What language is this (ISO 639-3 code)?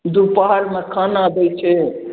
mai